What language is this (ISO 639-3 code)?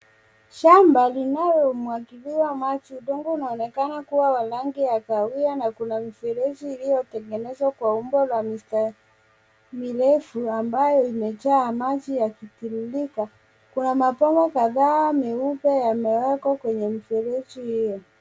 swa